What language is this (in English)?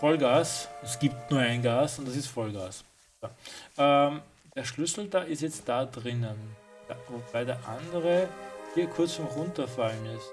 German